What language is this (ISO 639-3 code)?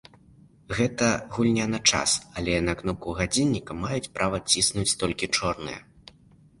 bel